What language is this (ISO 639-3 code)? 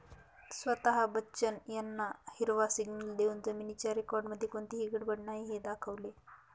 mar